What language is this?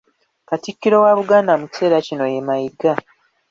Ganda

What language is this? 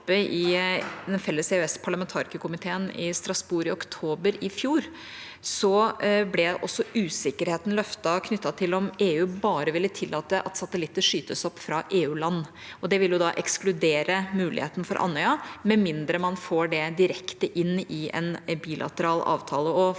Norwegian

